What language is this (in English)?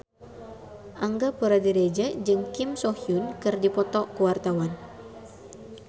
Sundanese